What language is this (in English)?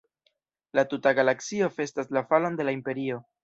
Esperanto